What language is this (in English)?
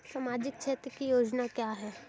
Hindi